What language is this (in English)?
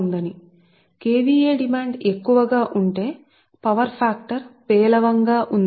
Telugu